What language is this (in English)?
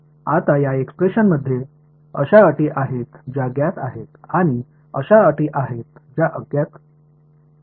Marathi